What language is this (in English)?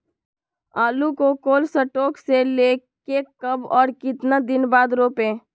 Magahi